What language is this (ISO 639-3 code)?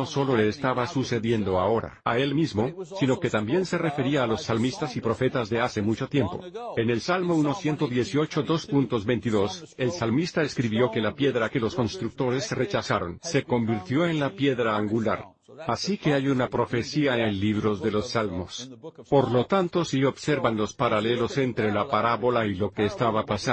spa